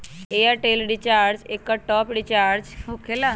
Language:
Magahi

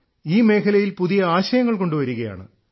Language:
Malayalam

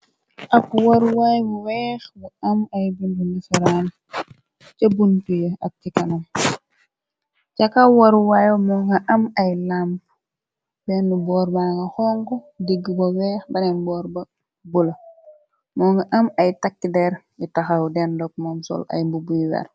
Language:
Wolof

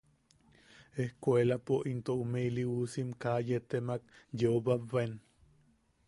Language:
Yaqui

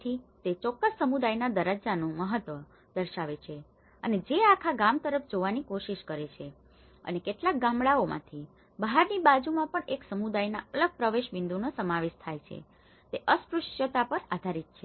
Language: Gujarati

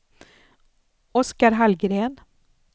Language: Swedish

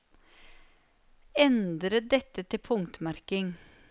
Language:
Norwegian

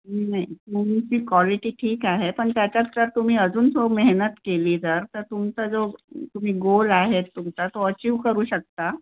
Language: Marathi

